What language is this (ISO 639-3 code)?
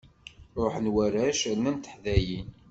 kab